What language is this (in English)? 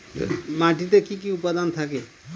Bangla